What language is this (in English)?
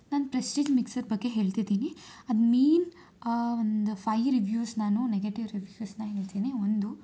Kannada